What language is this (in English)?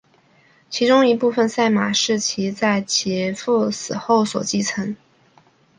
Chinese